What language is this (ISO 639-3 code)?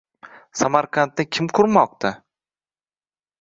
uzb